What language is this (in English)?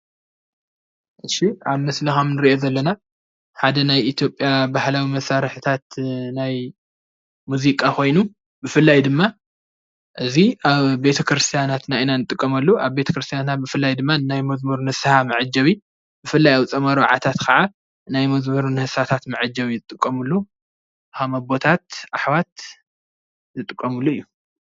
Tigrinya